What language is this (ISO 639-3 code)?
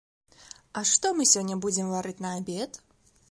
bel